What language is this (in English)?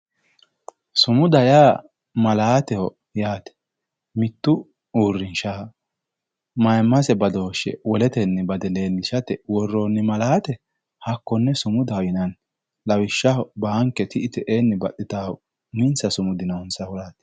Sidamo